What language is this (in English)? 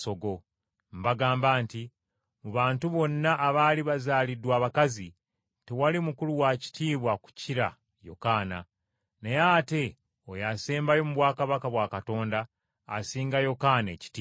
Ganda